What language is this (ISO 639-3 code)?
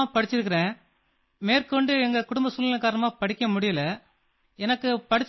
hin